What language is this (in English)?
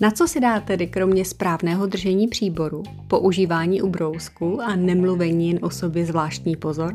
Czech